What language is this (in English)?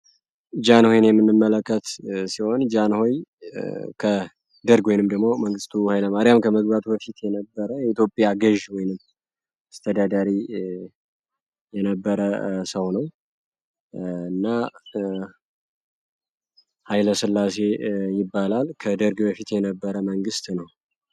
Amharic